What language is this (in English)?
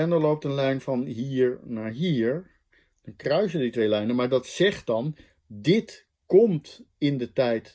Dutch